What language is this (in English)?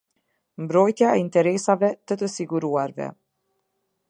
Albanian